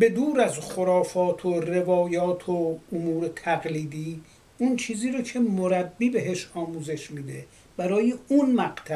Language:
Persian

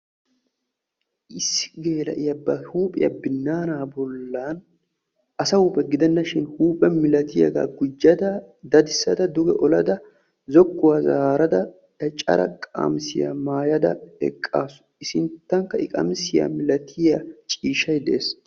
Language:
Wolaytta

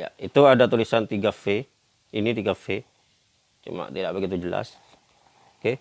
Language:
Indonesian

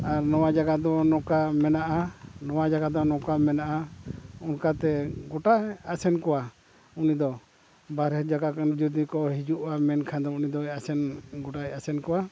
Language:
Santali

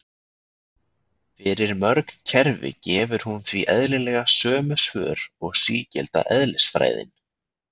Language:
Icelandic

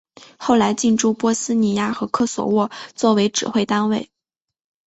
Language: Chinese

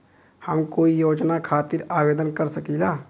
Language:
Bhojpuri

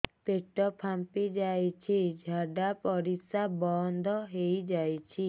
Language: Odia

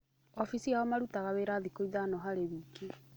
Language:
Kikuyu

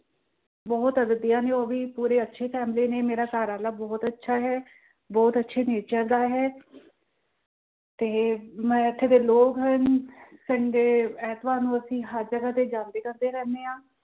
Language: Punjabi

